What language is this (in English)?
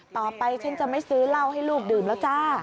Thai